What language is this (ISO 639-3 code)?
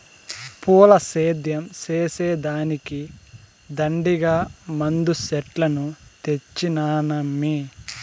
tel